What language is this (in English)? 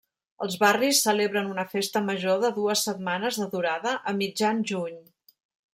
Catalan